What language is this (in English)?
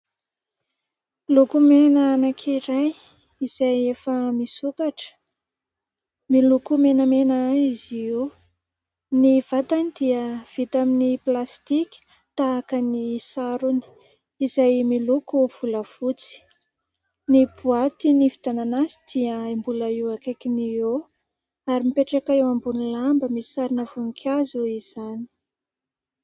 Malagasy